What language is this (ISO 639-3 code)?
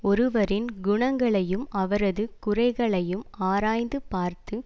tam